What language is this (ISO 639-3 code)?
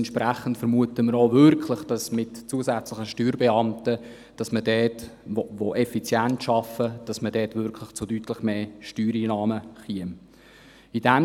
gsw